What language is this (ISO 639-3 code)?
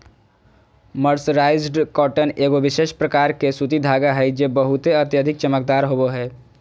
mag